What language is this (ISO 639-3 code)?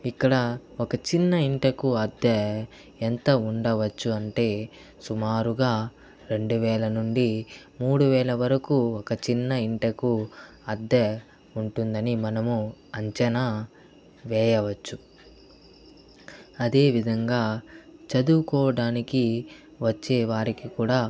tel